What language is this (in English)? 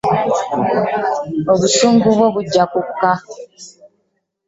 Ganda